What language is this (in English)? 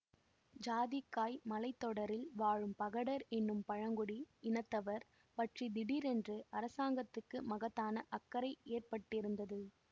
Tamil